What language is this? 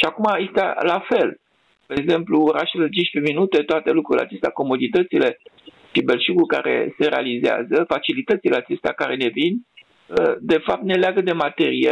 Romanian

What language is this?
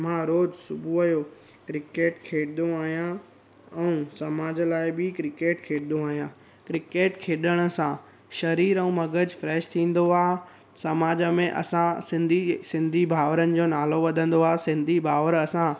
Sindhi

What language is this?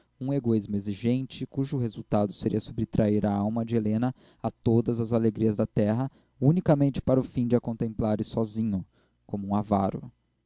Portuguese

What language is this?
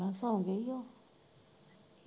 Punjabi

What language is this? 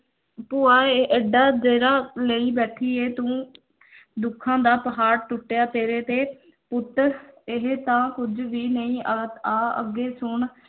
Punjabi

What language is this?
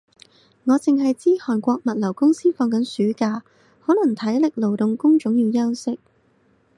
Cantonese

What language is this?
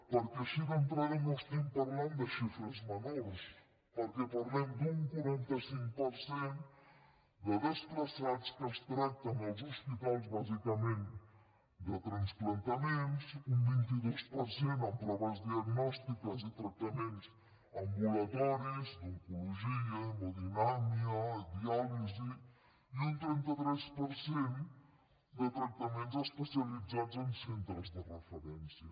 Catalan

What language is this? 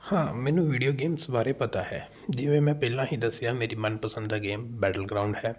Punjabi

